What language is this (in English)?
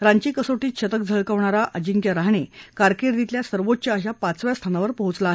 Marathi